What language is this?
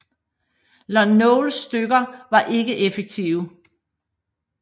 Danish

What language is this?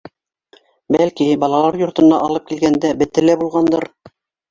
Bashkir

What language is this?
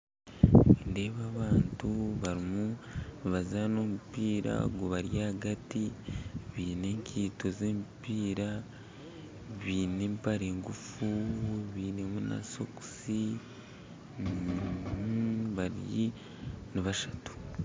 Nyankole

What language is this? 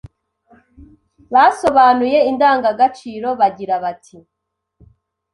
Kinyarwanda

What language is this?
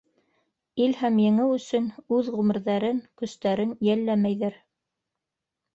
Bashkir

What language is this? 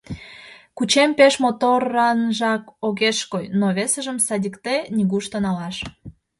Mari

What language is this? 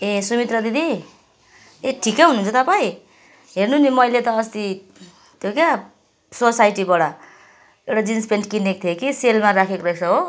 Nepali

